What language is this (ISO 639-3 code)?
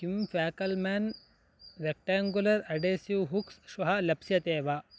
san